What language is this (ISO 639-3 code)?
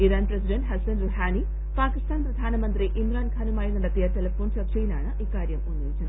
mal